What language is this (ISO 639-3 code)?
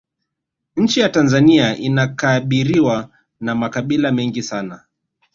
swa